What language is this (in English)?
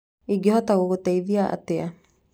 Kikuyu